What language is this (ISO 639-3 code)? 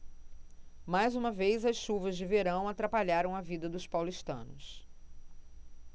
por